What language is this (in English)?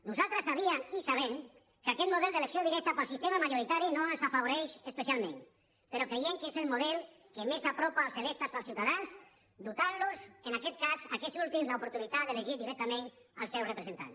Catalan